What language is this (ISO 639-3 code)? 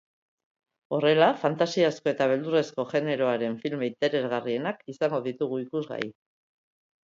eus